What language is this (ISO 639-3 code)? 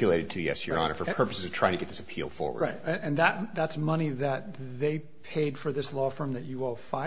eng